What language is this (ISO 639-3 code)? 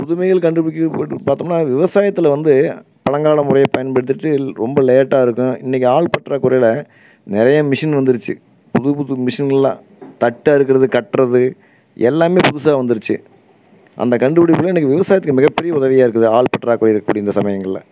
tam